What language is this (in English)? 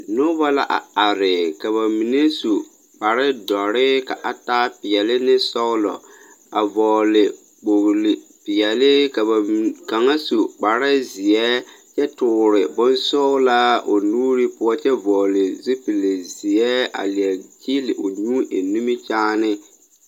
Southern Dagaare